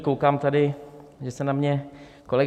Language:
Czech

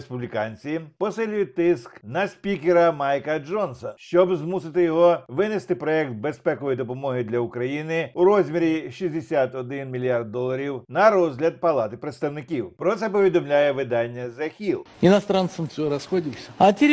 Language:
Ukrainian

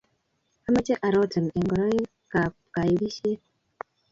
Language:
Kalenjin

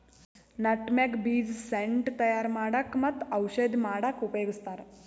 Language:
Kannada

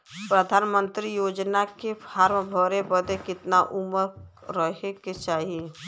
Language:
Bhojpuri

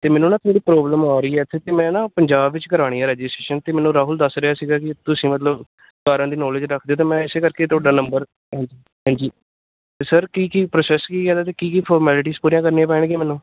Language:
Punjabi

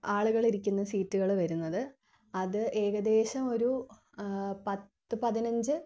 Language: Malayalam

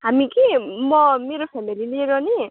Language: Nepali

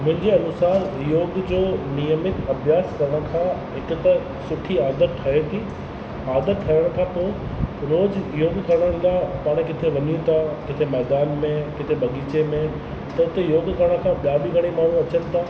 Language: Sindhi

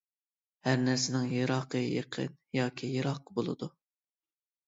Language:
Uyghur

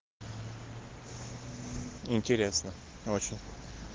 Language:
Russian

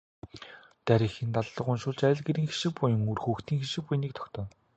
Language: Mongolian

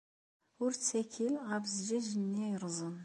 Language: Kabyle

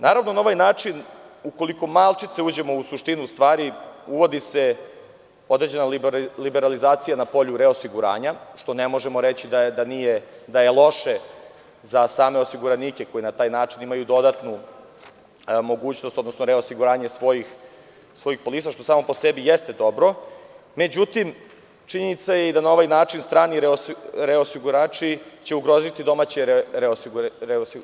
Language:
Serbian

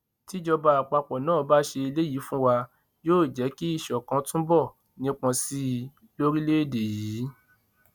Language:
Yoruba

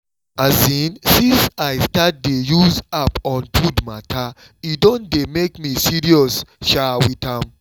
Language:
Nigerian Pidgin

